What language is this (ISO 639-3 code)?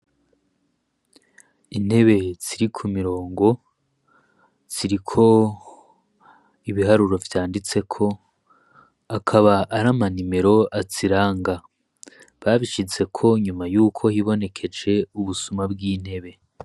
run